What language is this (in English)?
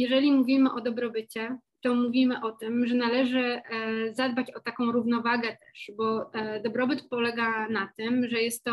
Polish